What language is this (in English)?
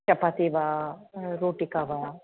Sanskrit